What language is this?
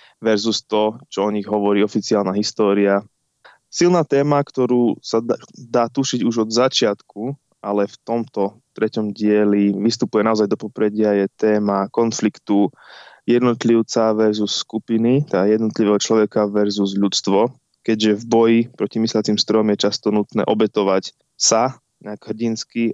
Slovak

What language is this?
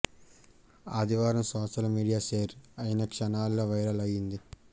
Telugu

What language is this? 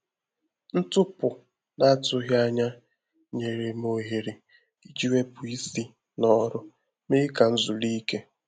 Igbo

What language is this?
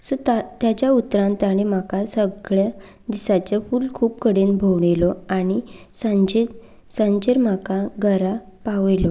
Konkani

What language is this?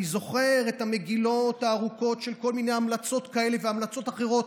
Hebrew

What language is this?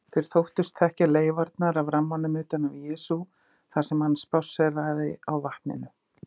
Icelandic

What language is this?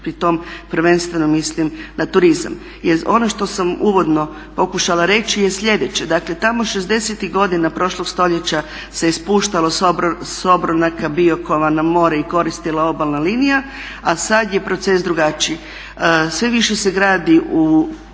Croatian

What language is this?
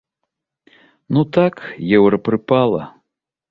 Belarusian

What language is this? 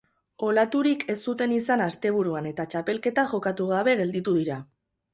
Basque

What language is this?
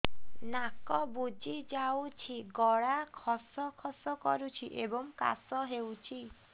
Odia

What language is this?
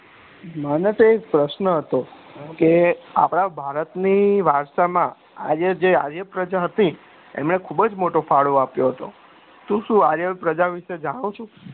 Gujarati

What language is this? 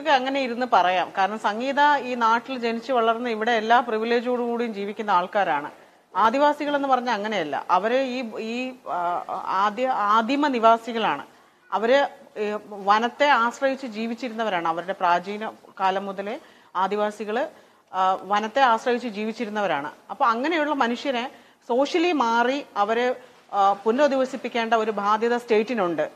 Arabic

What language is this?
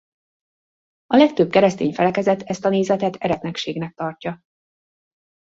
Hungarian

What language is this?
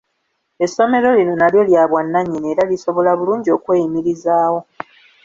Ganda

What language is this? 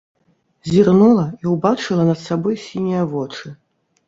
Belarusian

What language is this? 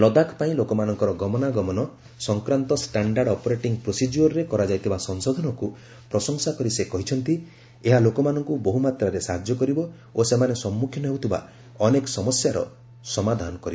Odia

